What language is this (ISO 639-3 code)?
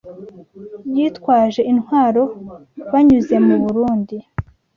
kin